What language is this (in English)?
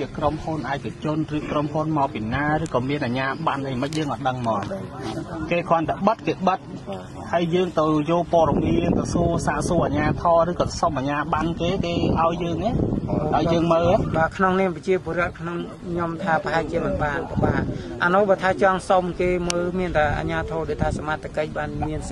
Thai